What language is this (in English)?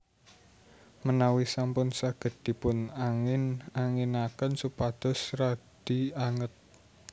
Javanese